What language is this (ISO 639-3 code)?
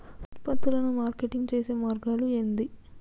tel